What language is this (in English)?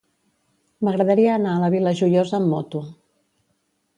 Catalan